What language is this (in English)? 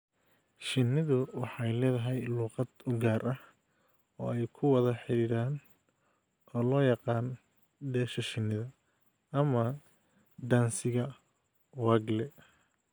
Somali